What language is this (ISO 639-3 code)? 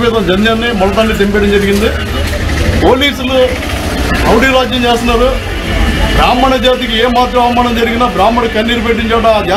tur